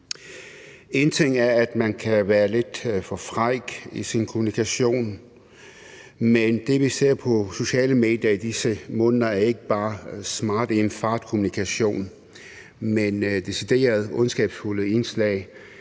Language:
Danish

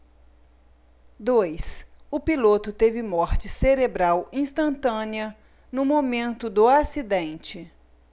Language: Portuguese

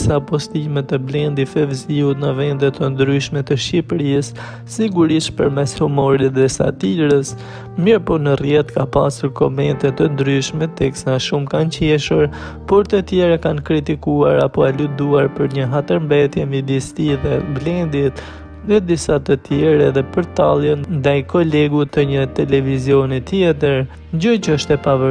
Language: Romanian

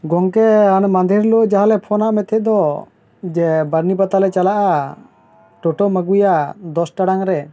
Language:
Santali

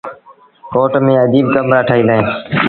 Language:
Sindhi Bhil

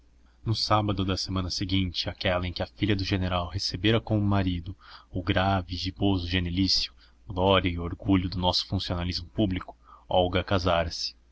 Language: Portuguese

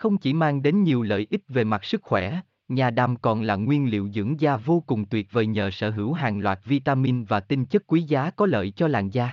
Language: Vietnamese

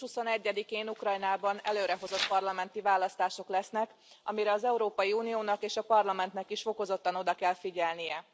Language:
Hungarian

